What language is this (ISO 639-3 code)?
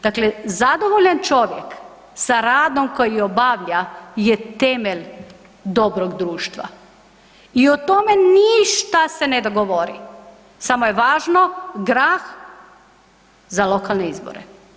hrv